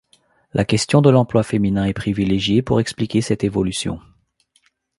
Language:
French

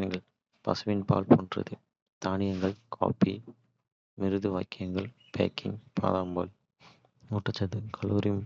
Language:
Kota (India)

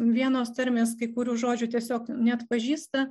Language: Lithuanian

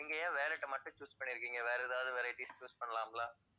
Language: Tamil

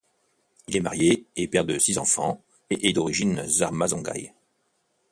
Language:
French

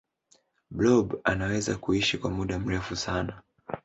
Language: Swahili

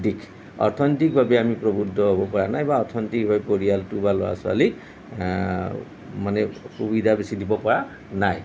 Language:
Assamese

